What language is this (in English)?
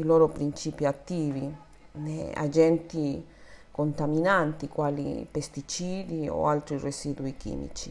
Italian